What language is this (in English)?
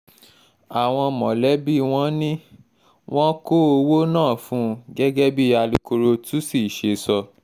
Yoruba